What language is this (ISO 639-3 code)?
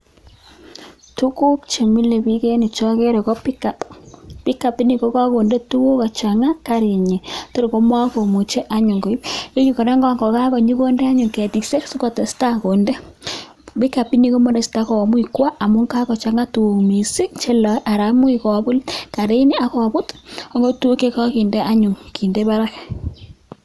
kln